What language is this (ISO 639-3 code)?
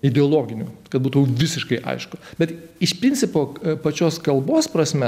lit